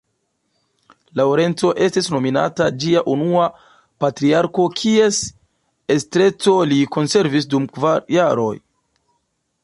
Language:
Esperanto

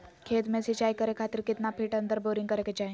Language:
Magahi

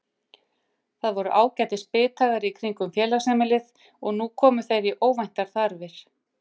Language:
Icelandic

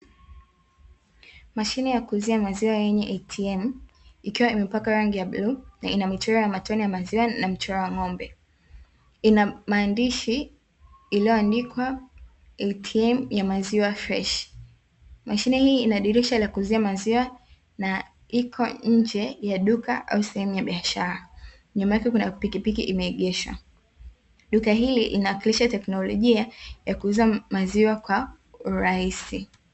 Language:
Swahili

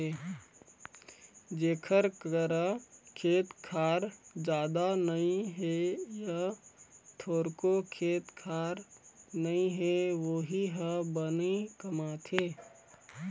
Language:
Chhattisgarhi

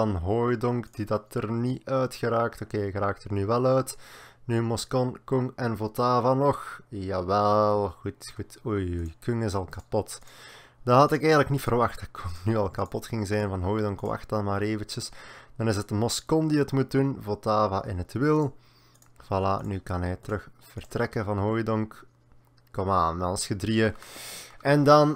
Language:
Dutch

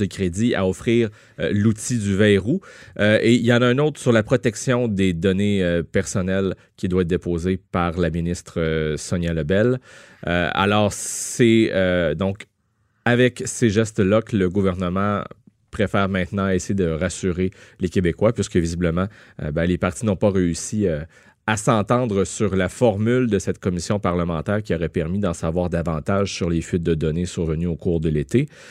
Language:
French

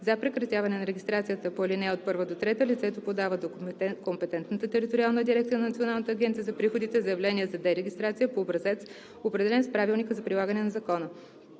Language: Bulgarian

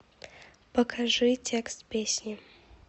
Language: Russian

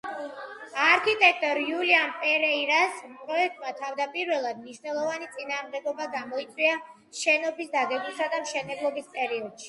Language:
Georgian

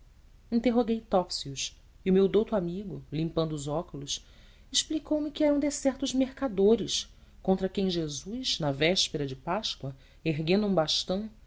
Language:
Portuguese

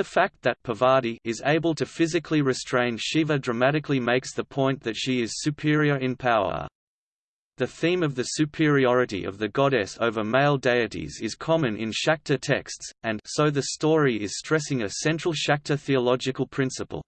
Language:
English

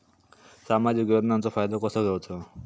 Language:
Marathi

